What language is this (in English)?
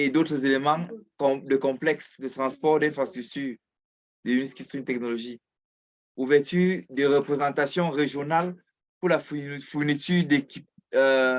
French